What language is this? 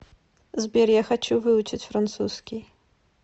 Russian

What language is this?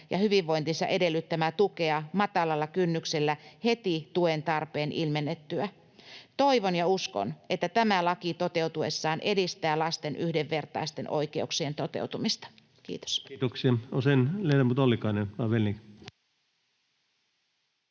Finnish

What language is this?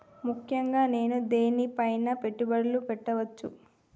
Telugu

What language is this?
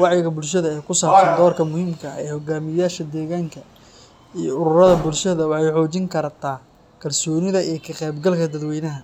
Somali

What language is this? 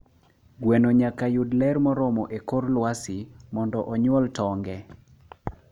Luo (Kenya and Tanzania)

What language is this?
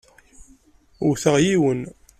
Kabyle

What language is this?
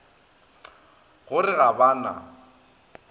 Northern Sotho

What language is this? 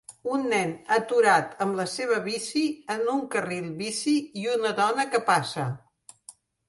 Catalan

